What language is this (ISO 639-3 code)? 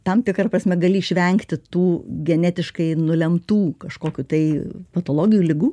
lit